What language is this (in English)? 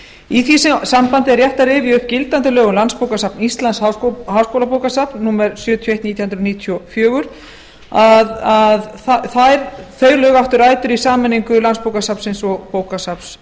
Icelandic